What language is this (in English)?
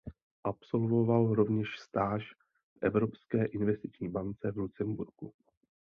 Czech